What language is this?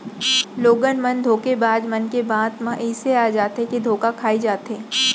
Chhattisgarhi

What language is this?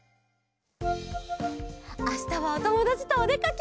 Japanese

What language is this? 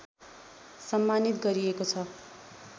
Nepali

